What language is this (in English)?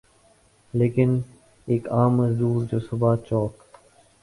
Urdu